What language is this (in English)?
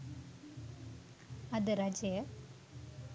Sinhala